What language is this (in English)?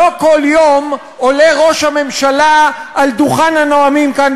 Hebrew